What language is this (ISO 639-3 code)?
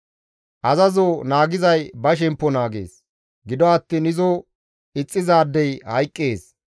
gmv